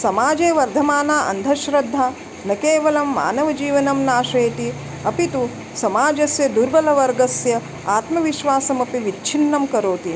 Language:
Sanskrit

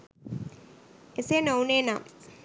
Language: Sinhala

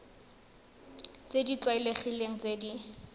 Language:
Tswana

